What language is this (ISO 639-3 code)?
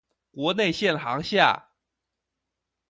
zho